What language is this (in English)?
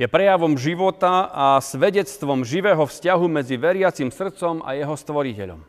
Slovak